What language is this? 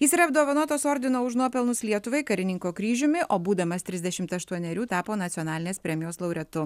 Lithuanian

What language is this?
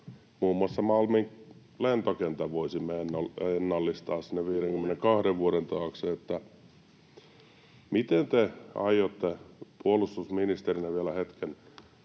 Finnish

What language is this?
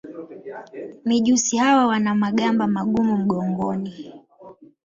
Swahili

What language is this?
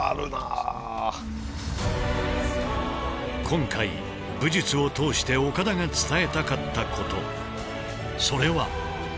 Japanese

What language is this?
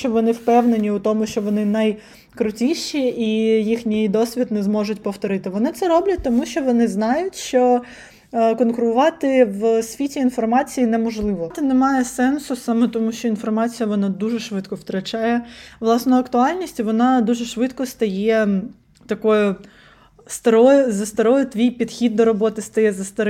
Ukrainian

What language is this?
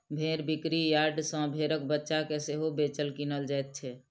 Maithili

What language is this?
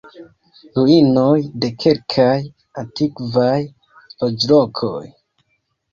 Esperanto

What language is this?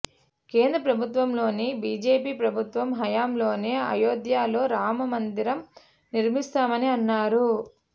Telugu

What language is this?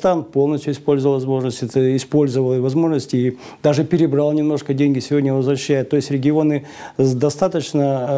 Russian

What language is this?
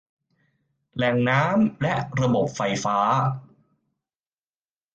Thai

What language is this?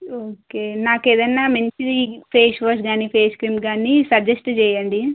Telugu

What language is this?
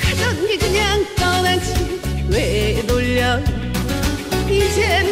Korean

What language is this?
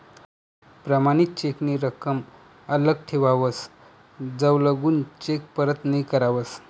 Marathi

